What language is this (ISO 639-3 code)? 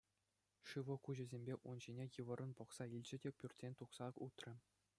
chv